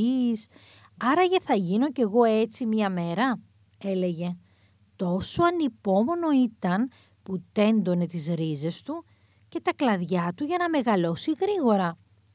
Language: Greek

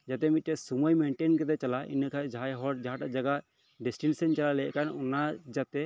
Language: Santali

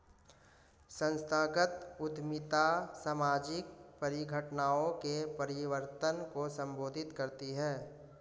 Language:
Hindi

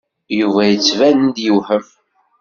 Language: Kabyle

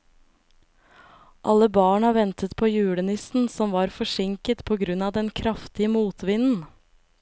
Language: Norwegian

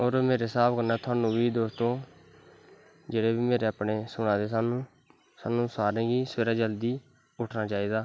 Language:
Dogri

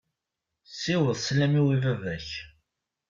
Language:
Kabyle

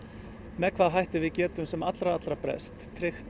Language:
Icelandic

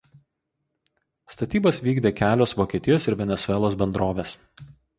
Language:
Lithuanian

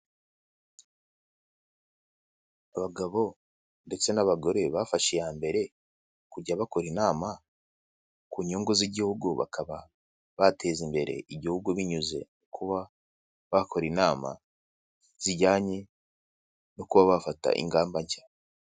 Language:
Kinyarwanda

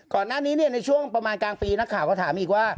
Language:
Thai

